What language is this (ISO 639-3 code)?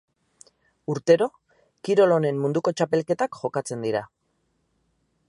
eus